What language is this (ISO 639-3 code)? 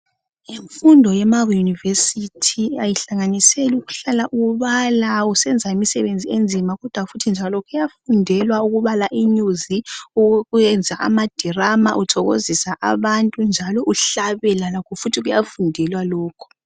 nde